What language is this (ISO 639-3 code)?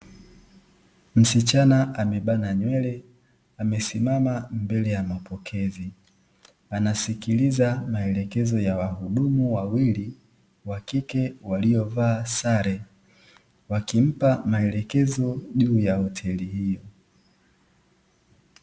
swa